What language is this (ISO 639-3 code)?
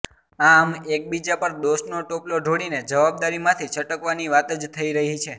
guj